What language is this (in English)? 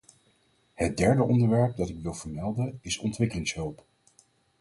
Dutch